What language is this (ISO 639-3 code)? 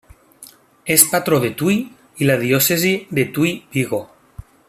cat